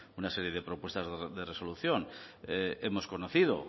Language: Spanish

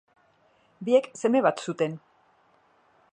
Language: Basque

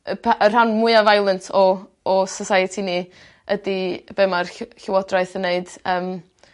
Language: Welsh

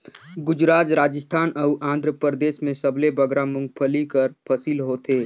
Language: Chhattisgarhi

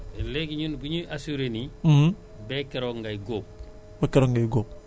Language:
Wolof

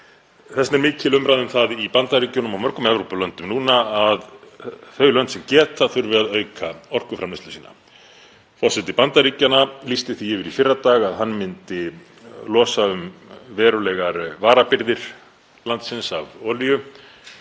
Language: Icelandic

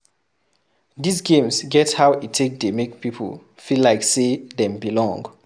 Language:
Nigerian Pidgin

